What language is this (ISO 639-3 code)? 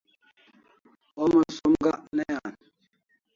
kls